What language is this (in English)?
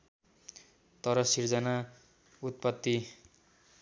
Nepali